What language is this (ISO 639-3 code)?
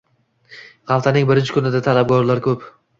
uzb